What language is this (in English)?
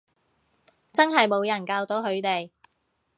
Cantonese